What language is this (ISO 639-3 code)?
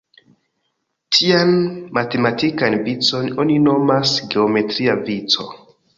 epo